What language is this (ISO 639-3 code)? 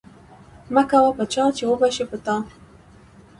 pus